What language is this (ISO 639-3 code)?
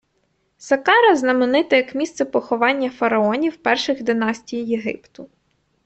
ukr